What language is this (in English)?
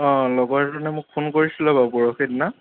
Assamese